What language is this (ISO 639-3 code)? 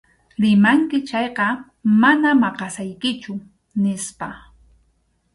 qxu